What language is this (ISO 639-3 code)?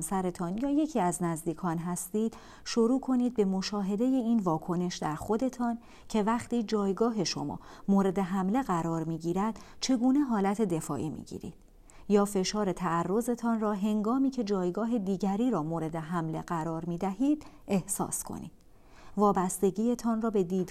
fas